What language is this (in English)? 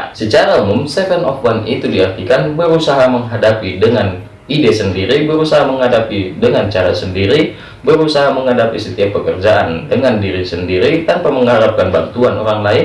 Indonesian